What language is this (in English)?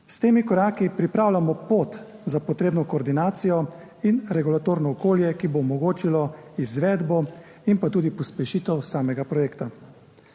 Slovenian